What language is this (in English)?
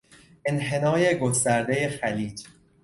Persian